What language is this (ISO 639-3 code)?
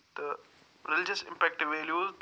kas